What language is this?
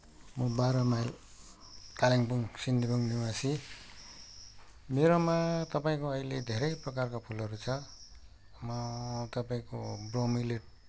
Nepali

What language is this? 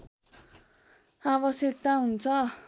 Nepali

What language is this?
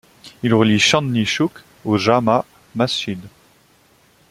French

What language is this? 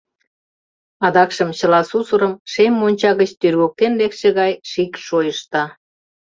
Mari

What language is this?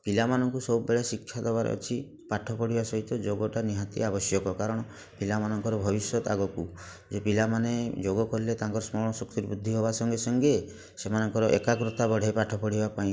Odia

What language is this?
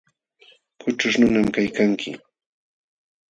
Jauja Wanca Quechua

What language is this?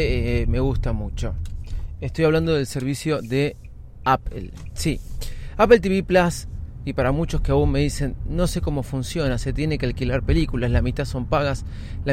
Spanish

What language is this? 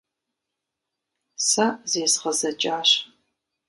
Kabardian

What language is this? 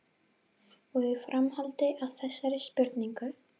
Icelandic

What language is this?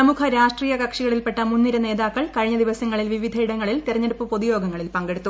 Malayalam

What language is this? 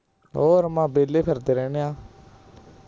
Punjabi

